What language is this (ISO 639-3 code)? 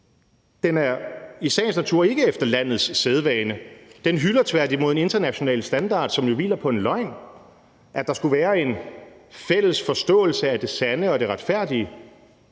dan